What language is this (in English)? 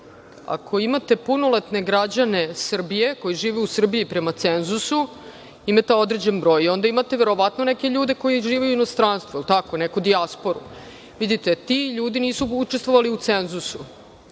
Serbian